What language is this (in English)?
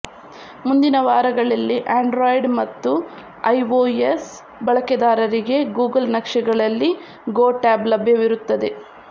Kannada